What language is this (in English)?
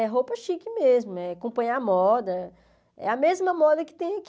Portuguese